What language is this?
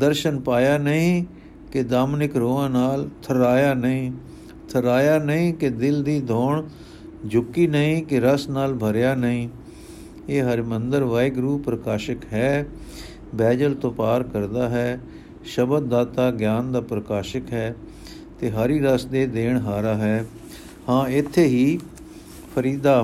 Punjabi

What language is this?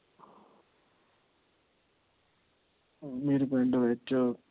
Punjabi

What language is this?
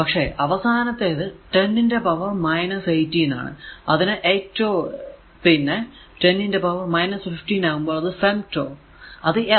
Malayalam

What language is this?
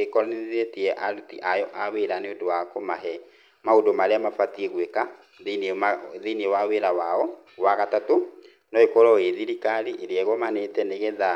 Kikuyu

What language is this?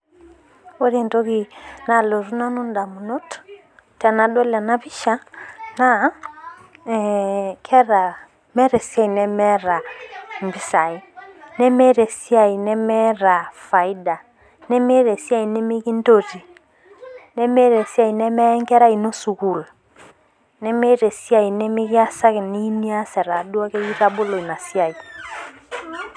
Masai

